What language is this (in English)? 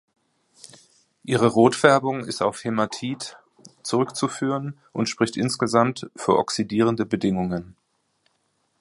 German